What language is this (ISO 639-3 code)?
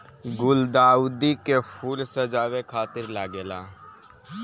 bho